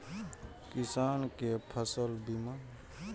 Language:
Maithili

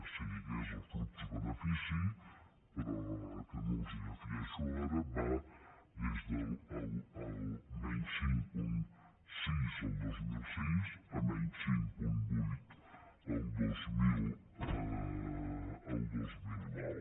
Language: Catalan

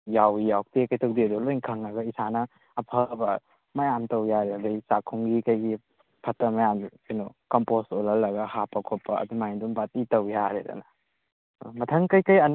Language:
Manipuri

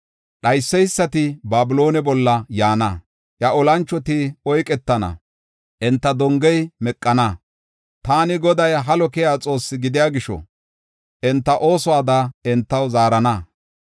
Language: Gofa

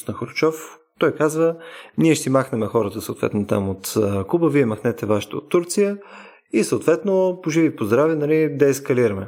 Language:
Bulgarian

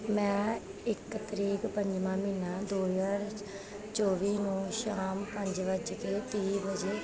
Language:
Punjabi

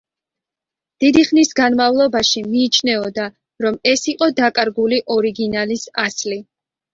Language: Georgian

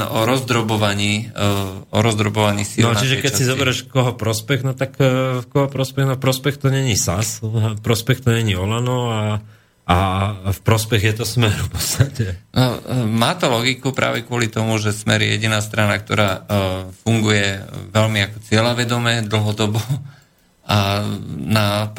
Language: Slovak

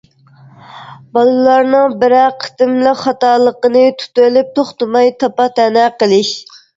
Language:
Uyghur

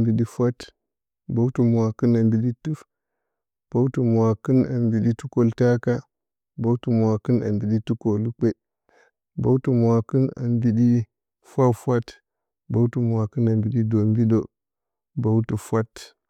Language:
Bacama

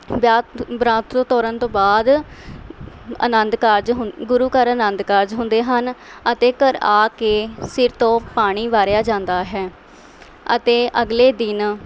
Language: Punjabi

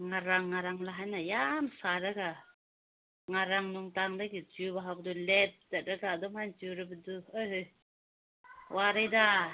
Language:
Manipuri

